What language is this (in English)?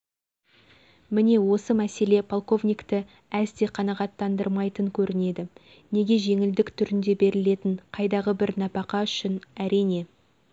Kazakh